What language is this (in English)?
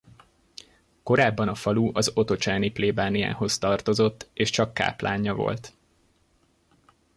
Hungarian